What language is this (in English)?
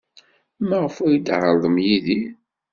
Kabyle